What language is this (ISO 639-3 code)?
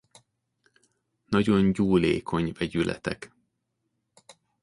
hun